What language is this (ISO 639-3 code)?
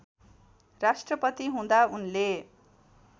nep